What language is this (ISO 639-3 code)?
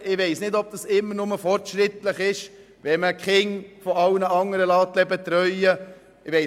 gsw